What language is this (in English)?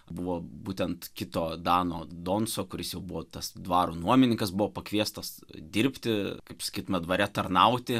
Lithuanian